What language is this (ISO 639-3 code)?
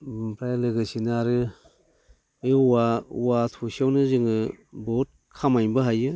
brx